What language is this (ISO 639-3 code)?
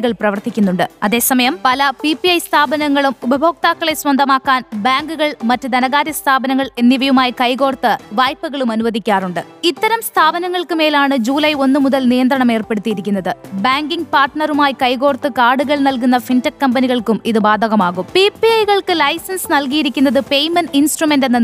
mal